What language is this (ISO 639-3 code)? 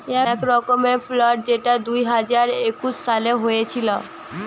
ben